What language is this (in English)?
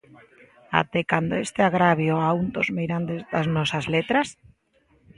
Galician